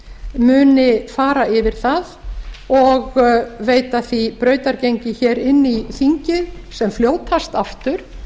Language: Icelandic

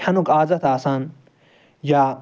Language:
Kashmiri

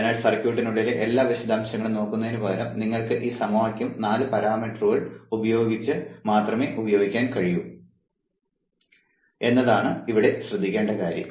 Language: Malayalam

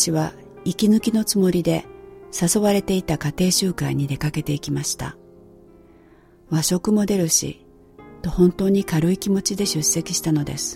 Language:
Japanese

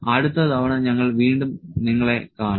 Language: Malayalam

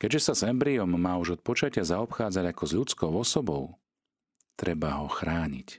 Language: Slovak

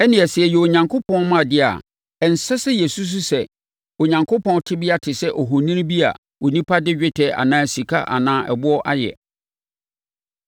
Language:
Akan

